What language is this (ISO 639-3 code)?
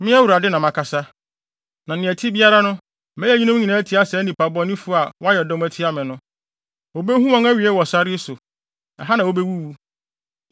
aka